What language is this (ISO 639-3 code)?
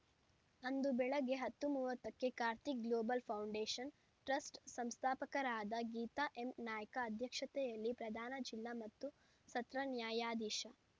kan